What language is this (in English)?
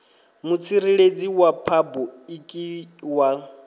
Venda